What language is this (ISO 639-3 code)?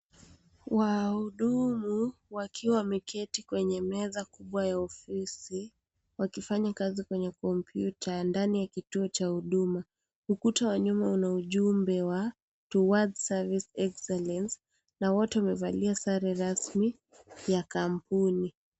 swa